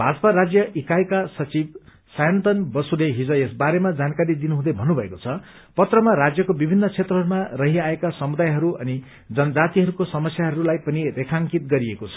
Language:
Nepali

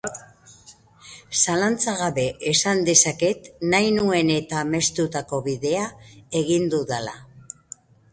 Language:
Basque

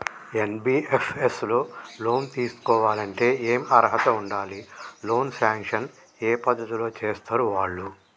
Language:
Telugu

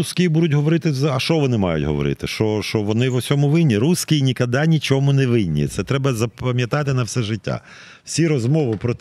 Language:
Ukrainian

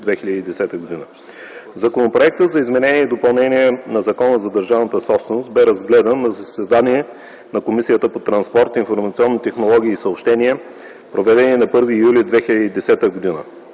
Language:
Bulgarian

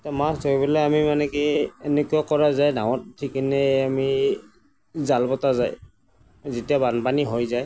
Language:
Assamese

